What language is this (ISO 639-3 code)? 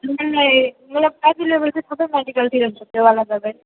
nep